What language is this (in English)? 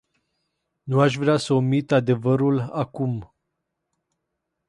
Romanian